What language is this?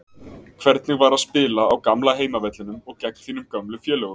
Icelandic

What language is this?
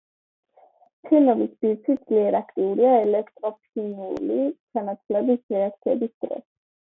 Georgian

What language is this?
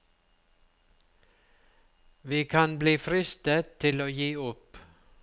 Norwegian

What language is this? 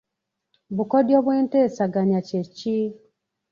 Ganda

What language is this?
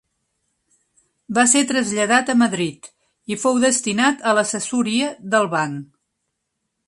Catalan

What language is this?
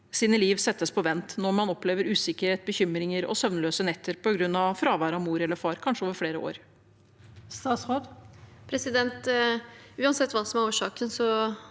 Norwegian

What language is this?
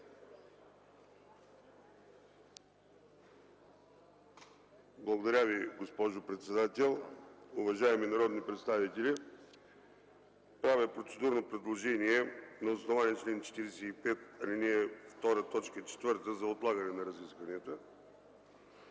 Bulgarian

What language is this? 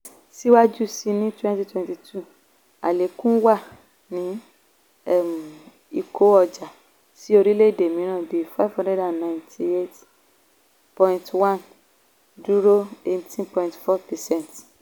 Yoruba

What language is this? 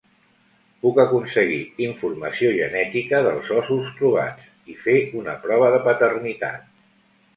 Catalan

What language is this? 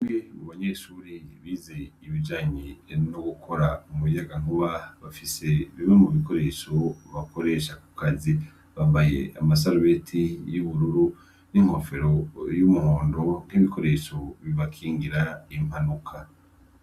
Rundi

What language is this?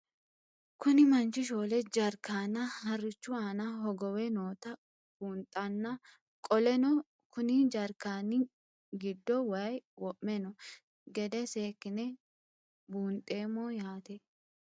Sidamo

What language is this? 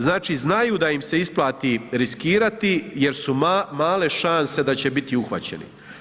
Croatian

